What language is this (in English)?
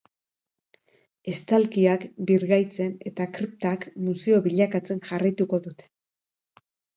Basque